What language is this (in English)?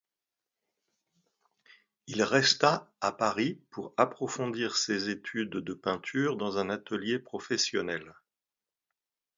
French